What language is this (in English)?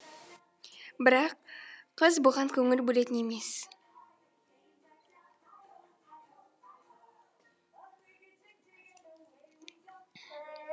Kazakh